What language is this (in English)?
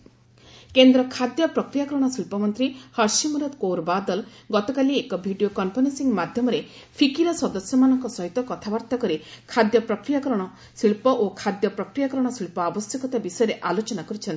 Odia